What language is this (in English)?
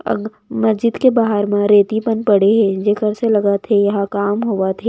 Chhattisgarhi